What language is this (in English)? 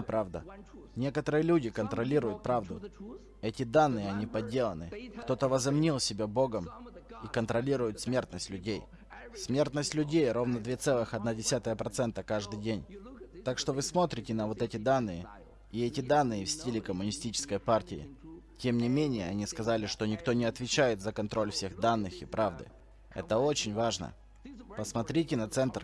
Russian